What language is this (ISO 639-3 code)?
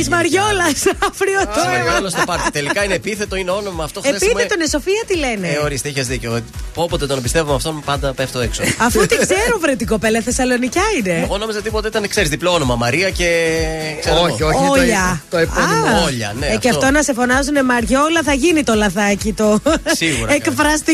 ell